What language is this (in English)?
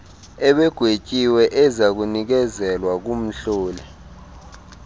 Xhosa